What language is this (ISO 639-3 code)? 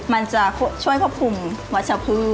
tha